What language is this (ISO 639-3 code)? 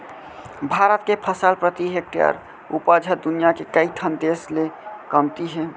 hne